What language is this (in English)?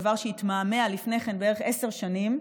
Hebrew